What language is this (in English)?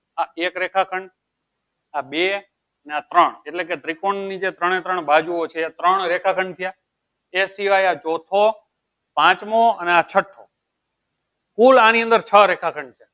Gujarati